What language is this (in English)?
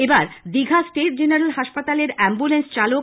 Bangla